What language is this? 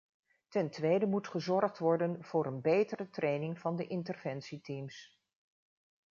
Dutch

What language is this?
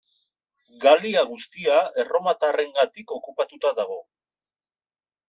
Basque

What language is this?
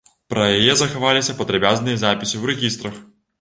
Belarusian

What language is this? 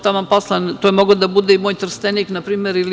Serbian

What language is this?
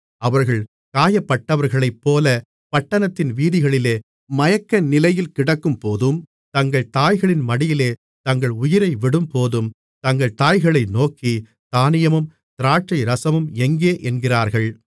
Tamil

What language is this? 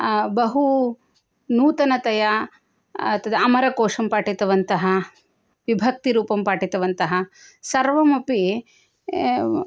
Sanskrit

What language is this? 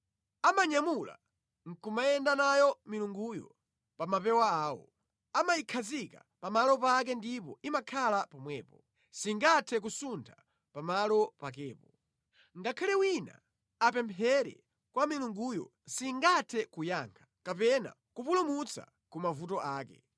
Nyanja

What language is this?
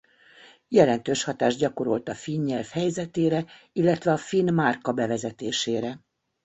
Hungarian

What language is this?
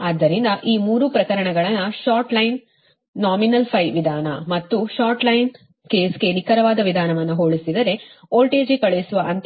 Kannada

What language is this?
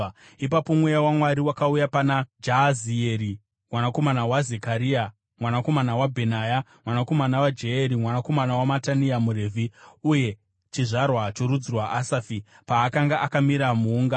Shona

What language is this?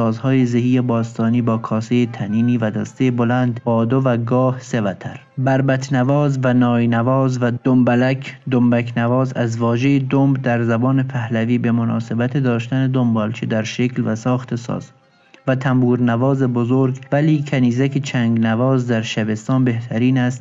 Persian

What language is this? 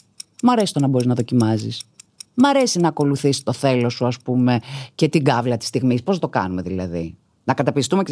Greek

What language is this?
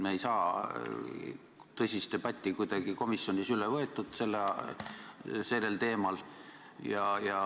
Estonian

